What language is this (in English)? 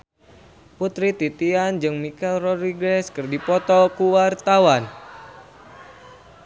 Sundanese